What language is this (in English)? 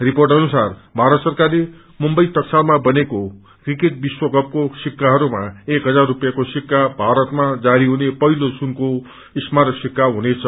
Nepali